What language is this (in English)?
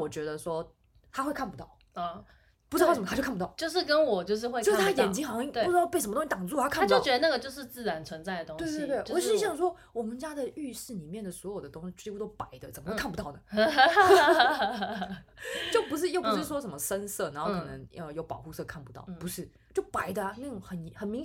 Chinese